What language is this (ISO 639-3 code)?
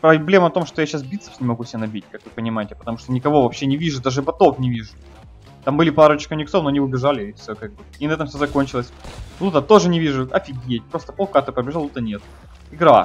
rus